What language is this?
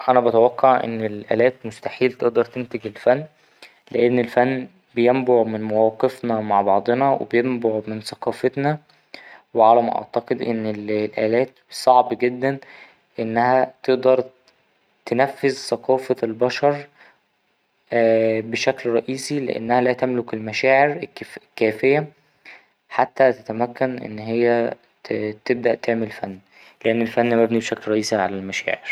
Egyptian Arabic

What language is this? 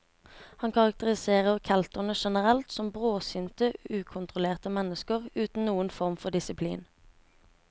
Norwegian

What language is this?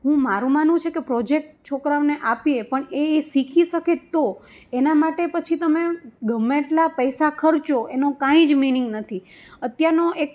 Gujarati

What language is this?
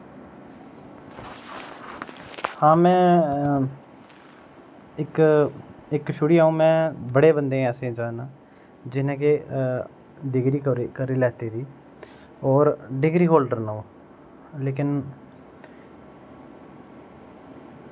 Dogri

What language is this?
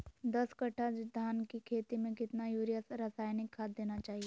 Magahi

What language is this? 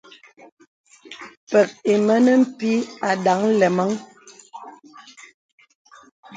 Bebele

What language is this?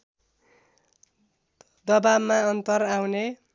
Nepali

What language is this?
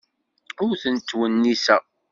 Kabyle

